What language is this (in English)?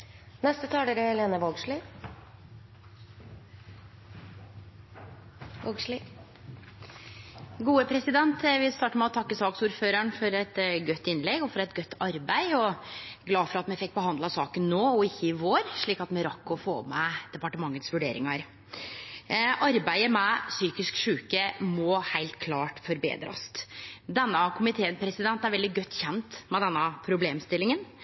Norwegian